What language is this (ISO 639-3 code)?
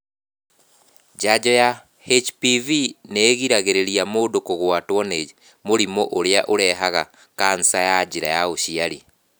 kik